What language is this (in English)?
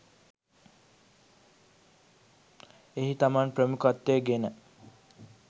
Sinhala